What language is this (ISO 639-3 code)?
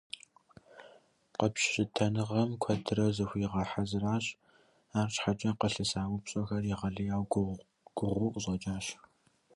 kbd